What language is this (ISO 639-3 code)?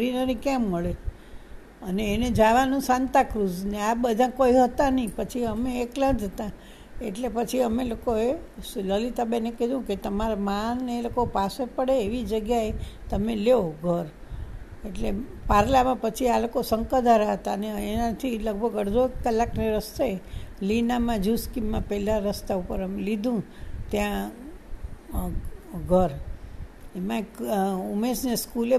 guj